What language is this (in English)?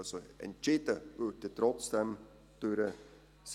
Swiss German